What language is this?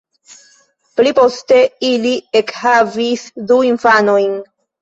Esperanto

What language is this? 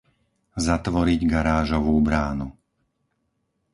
Slovak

